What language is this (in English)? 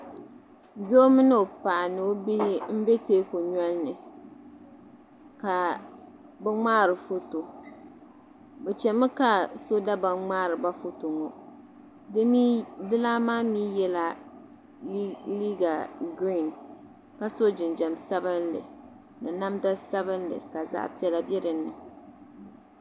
Dagbani